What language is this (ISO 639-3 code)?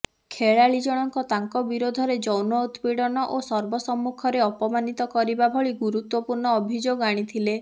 ori